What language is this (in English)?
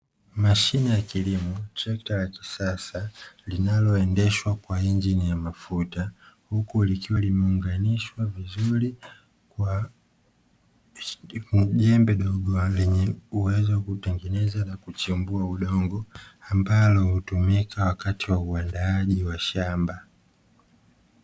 Swahili